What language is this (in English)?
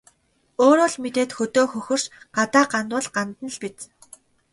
Mongolian